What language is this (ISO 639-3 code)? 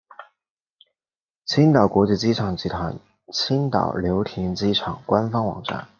zho